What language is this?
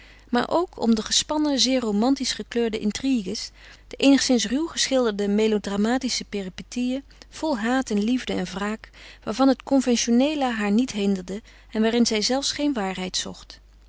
Dutch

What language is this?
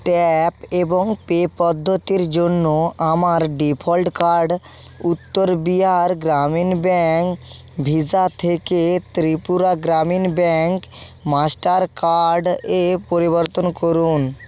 Bangla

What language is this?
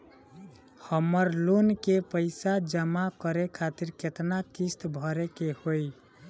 Bhojpuri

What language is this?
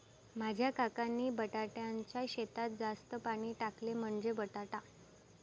Marathi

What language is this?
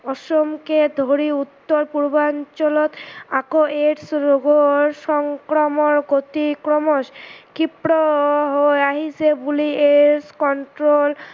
Assamese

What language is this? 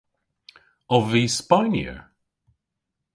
Cornish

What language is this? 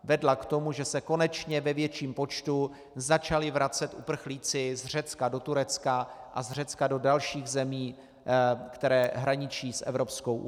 Czech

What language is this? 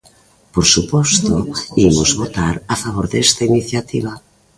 Galician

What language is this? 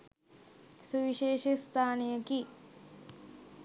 Sinhala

